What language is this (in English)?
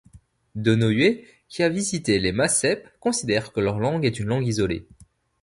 French